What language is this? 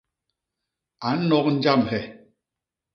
Basaa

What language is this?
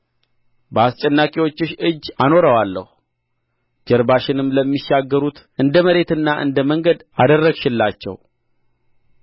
Amharic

